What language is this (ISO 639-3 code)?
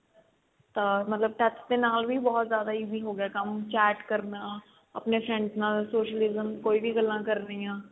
pan